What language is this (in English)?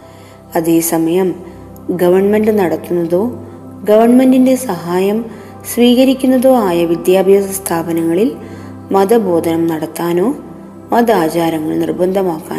Malayalam